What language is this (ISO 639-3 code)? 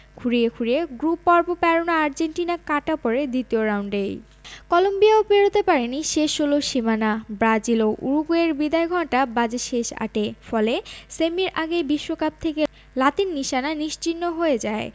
ben